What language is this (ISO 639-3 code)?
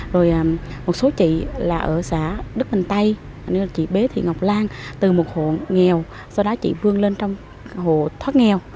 vie